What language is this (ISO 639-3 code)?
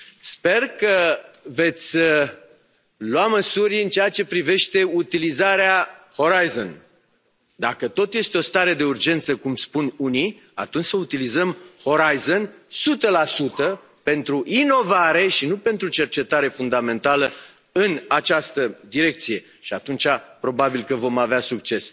ron